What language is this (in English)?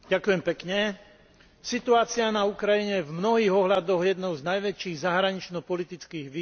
Slovak